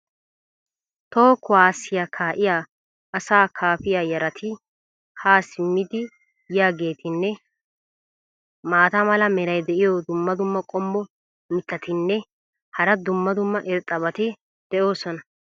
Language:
Wolaytta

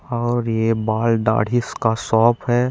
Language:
Chhattisgarhi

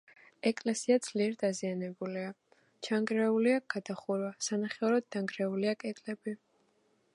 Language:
Georgian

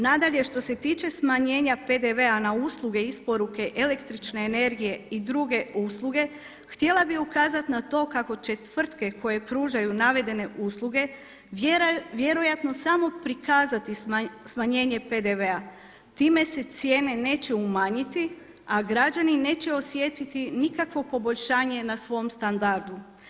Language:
Croatian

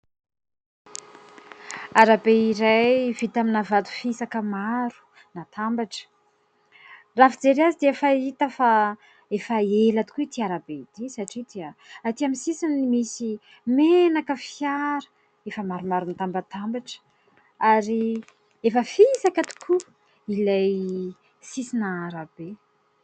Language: Malagasy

